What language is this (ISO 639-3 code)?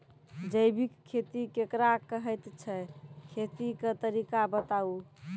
mai